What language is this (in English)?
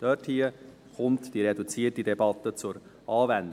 Swiss German